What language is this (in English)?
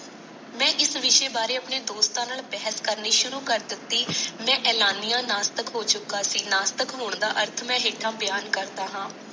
Punjabi